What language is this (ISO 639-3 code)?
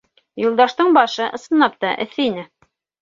bak